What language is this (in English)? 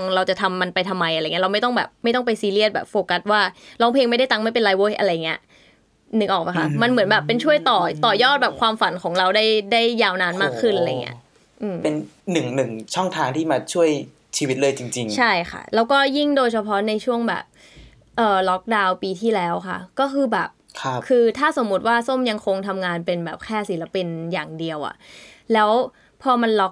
Thai